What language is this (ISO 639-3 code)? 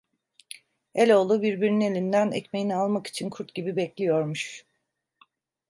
tur